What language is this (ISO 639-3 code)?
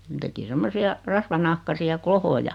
fin